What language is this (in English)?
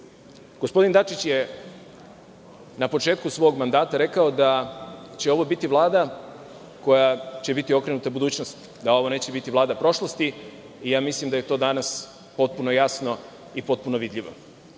Serbian